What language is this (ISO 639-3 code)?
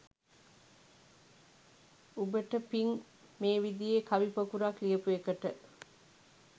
sin